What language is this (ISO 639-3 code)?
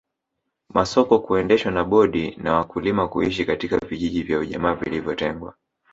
swa